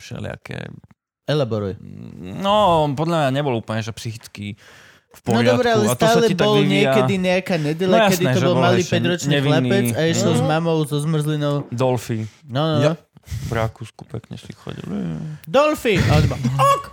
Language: Slovak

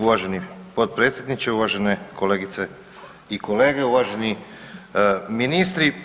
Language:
Croatian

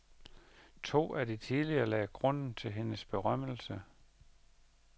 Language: Danish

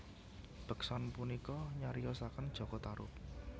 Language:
Javanese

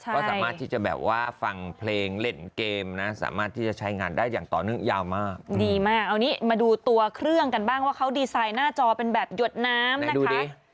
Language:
Thai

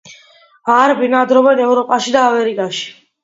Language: Georgian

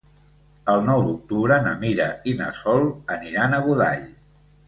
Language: Catalan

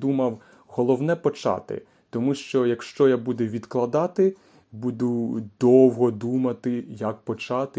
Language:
Ukrainian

